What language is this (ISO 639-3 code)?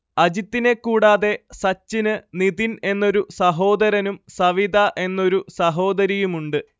mal